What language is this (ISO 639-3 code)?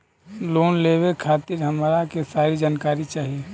bho